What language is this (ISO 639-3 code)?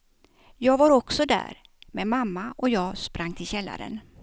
swe